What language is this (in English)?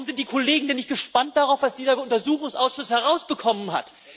German